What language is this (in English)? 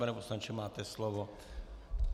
Czech